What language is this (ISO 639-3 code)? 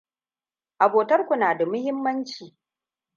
hau